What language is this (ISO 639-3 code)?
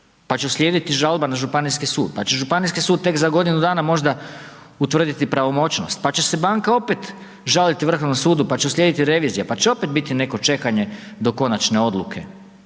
hrv